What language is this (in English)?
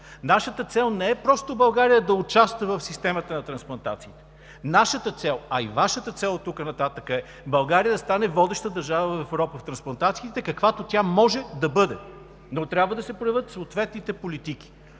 Bulgarian